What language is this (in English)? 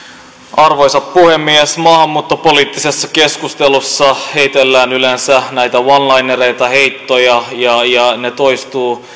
Finnish